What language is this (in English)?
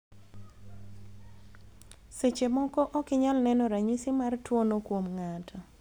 Luo (Kenya and Tanzania)